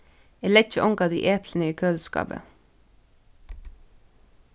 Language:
Faroese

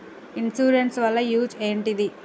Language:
Telugu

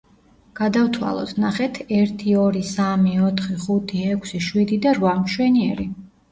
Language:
Georgian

